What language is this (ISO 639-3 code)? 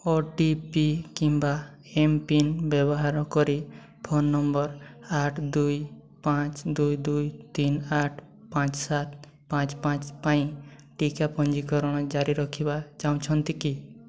ori